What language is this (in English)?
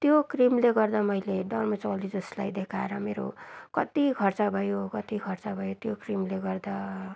Nepali